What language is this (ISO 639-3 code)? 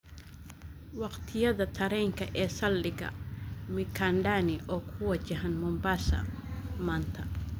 som